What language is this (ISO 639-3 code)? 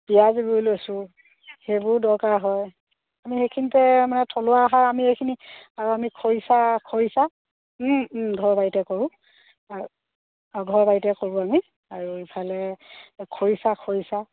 asm